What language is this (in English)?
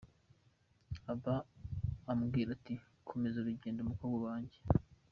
Kinyarwanda